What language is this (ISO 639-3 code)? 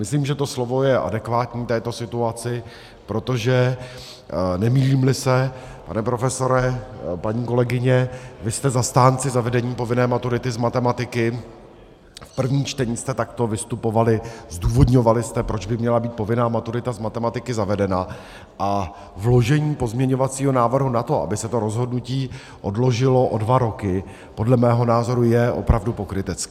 ces